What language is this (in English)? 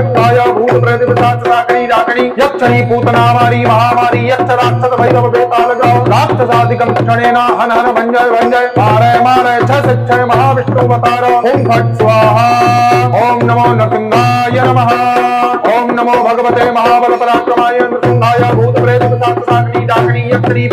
Hindi